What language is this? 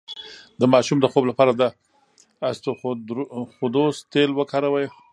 Pashto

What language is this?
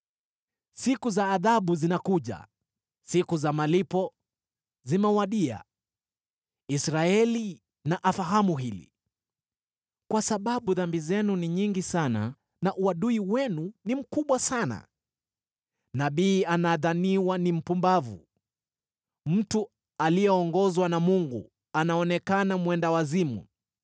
Swahili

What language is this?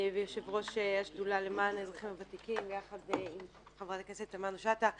Hebrew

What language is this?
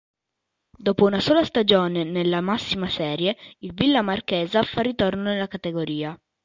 Italian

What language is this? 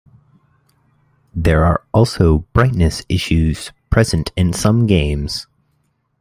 English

